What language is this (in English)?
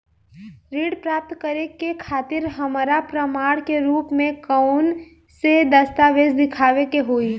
Bhojpuri